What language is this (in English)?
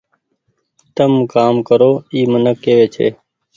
Goaria